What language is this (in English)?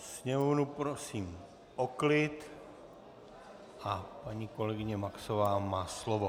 Czech